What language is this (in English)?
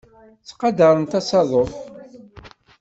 Kabyle